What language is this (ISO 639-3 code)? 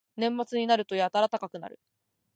jpn